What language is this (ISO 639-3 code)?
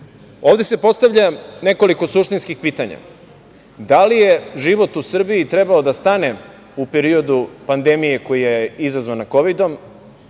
srp